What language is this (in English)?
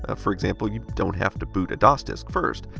English